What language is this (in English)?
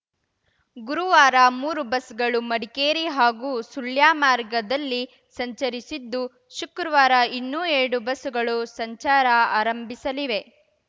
Kannada